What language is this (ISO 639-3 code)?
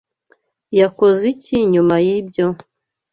kin